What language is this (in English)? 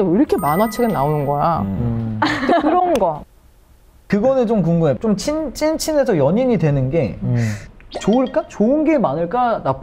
Korean